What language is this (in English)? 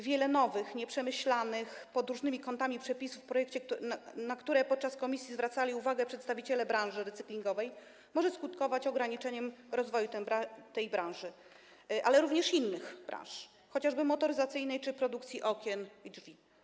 Polish